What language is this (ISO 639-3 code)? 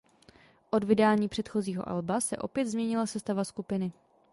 ces